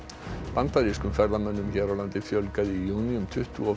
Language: Icelandic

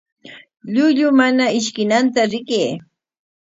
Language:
Corongo Ancash Quechua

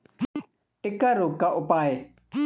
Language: Hindi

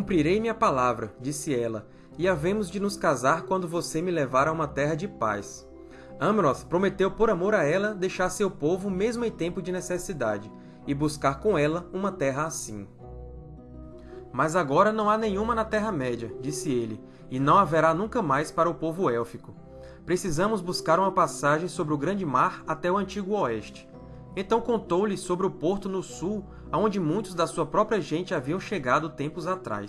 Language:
Portuguese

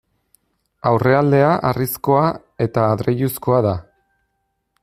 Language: Basque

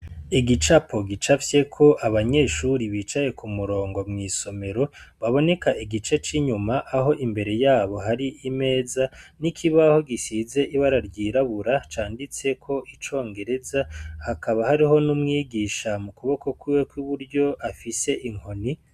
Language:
Rundi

